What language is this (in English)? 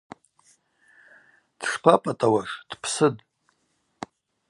Abaza